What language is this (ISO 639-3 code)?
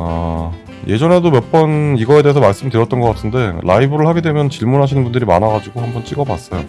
kor